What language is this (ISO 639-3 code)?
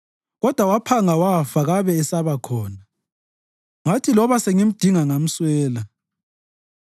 nde